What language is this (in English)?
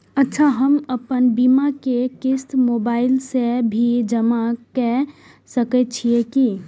Maithili